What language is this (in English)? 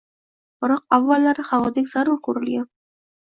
Uzbek